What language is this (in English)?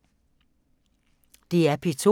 Danish